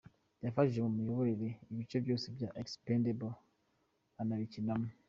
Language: Kinyarwanda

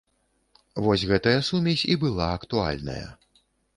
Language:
Belarusian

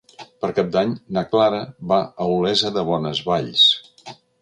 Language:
Catalan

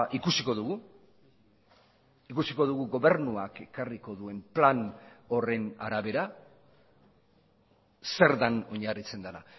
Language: Basque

